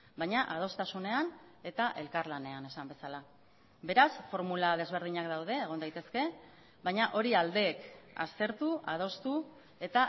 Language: Basque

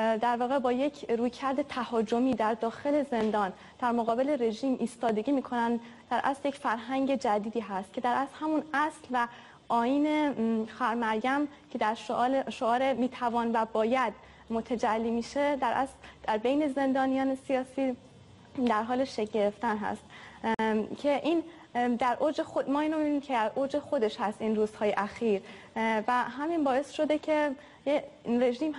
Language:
Persian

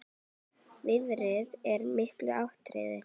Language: Icelandic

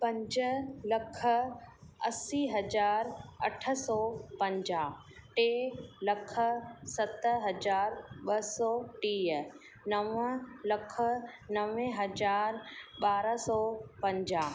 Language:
Sindhi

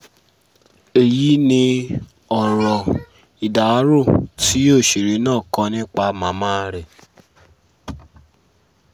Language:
Yoruba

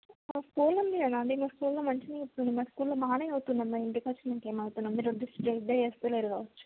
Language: Telugu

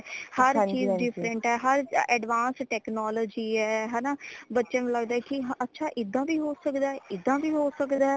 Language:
Punjabi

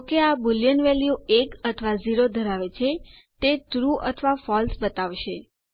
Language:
Gujarati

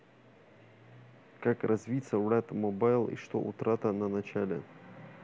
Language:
Russian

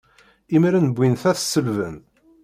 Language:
Kabyle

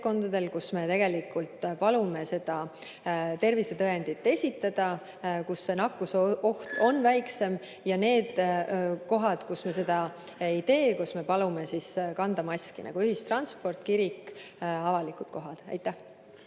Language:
Estonian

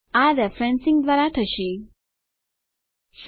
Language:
Gujarati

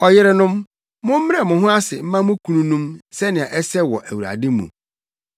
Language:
Akan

